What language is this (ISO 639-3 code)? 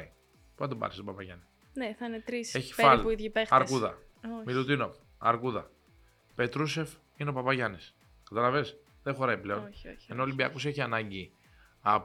ell